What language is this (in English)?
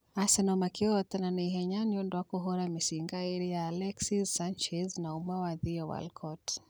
Kikuyu